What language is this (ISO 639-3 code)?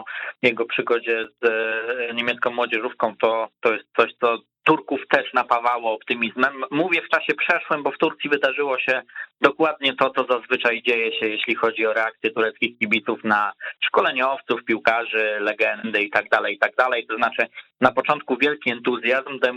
pol